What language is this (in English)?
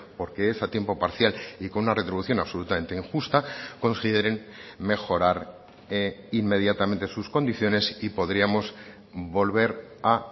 Spanish